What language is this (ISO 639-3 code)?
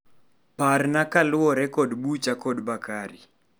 luo